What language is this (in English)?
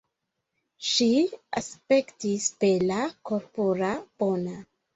Esperanto